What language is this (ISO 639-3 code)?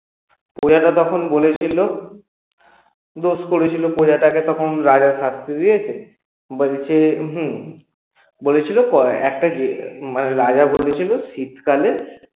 ben